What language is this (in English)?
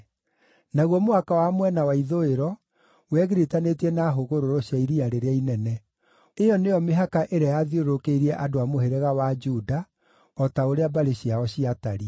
Kikuyu